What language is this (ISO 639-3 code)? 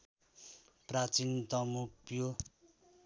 nep